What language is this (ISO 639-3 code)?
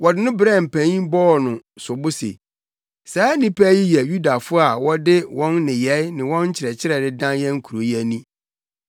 aka